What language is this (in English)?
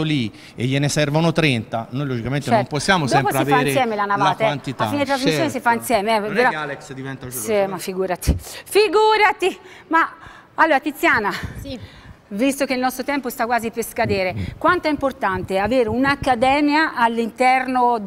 Italian